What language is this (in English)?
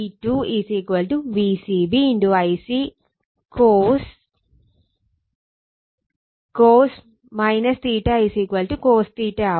Malayalam